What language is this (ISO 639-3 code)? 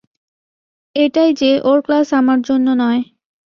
ben